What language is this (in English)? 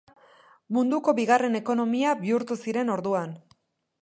Basque